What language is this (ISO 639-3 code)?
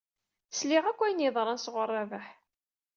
kab